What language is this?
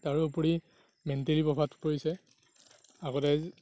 Assamese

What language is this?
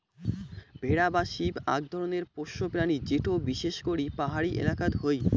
Bangla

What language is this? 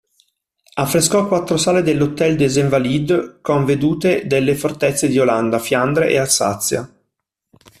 Italian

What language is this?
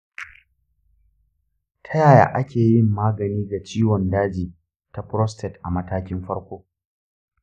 Hausa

